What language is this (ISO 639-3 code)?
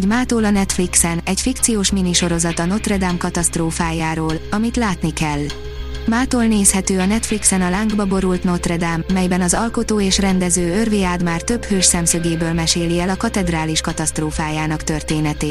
hun